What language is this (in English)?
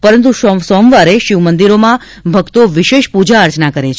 Gujarati